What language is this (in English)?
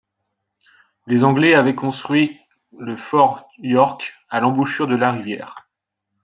French